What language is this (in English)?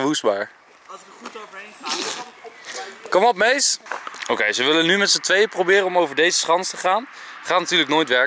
Dutch